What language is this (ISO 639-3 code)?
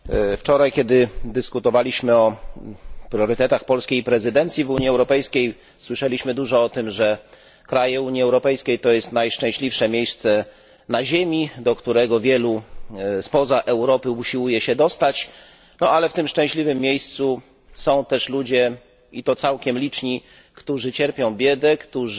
pol